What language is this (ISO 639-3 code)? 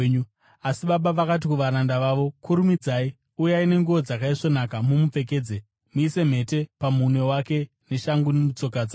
sna